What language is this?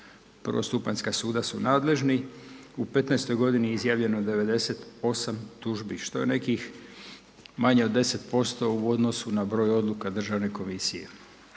Croatian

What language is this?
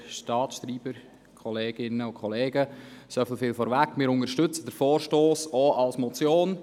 Swiss German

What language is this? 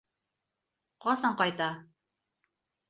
Bashkir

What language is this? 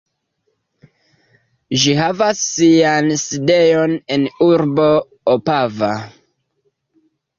Esperanto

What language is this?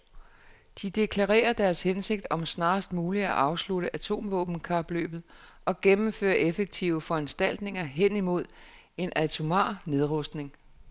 Danish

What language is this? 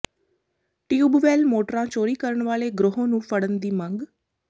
Punjabi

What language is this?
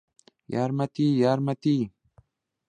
Central Kurdish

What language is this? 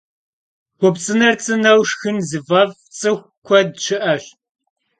Kabardian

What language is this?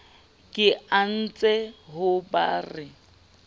Southern Sotho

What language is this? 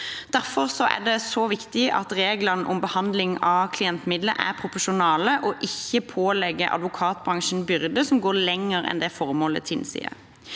Norwegian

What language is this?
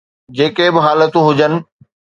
Sindhi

